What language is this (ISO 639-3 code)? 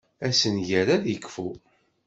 kab